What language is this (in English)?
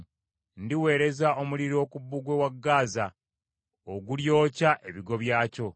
Ganda